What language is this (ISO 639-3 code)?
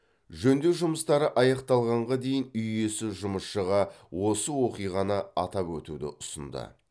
kaz